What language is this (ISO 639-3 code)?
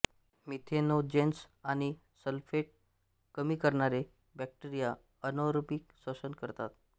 mar